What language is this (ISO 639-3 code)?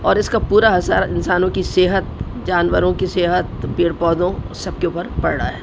urd